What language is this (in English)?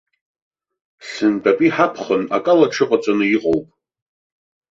Abkhazian